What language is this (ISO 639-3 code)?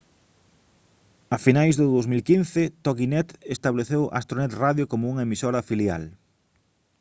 glg